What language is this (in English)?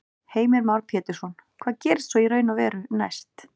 Icelandic